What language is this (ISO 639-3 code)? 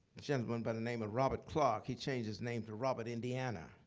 eng